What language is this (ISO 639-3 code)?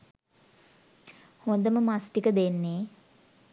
sin